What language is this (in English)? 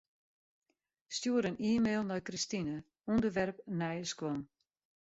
Western Frisian